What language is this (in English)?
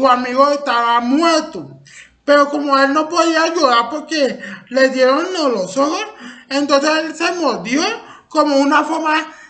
Spanish